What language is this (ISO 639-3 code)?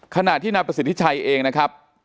tha